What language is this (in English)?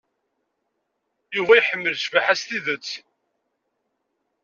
Kabyle